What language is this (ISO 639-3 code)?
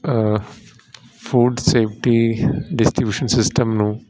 pan